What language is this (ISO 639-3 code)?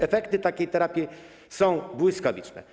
pol